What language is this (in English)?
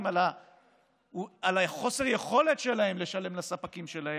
Hebrew